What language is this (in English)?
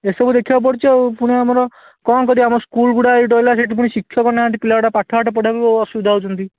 Odia